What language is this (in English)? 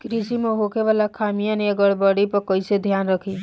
Bhojpuri